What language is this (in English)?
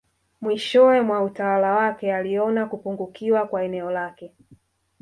Swahili